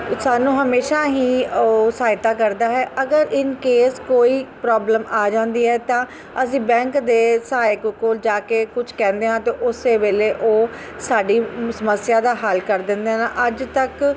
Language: Punjabi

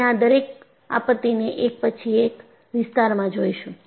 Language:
Gujarati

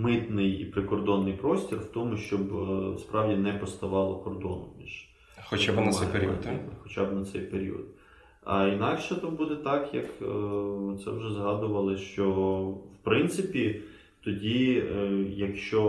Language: Ukrainian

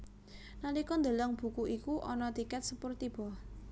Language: Javanese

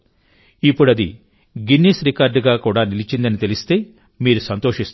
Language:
Telugu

